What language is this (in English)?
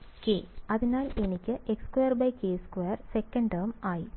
Malayalam